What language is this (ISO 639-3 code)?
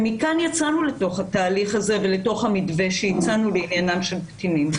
heb